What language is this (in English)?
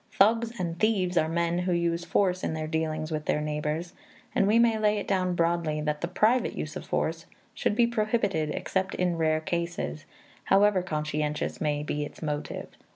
English